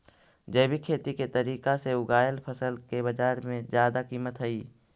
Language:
Magahi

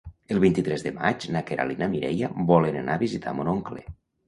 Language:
Catalan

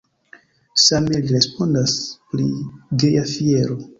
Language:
Esperanto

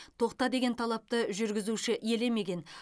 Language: Kazakh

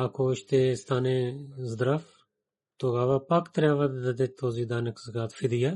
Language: Bulgarian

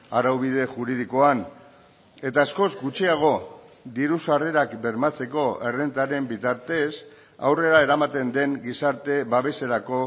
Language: Basque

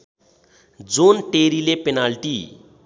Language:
Nepali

